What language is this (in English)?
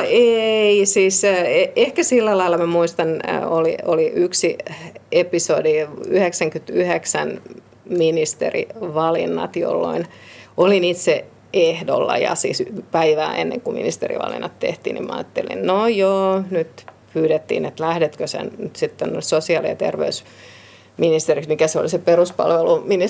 Finnish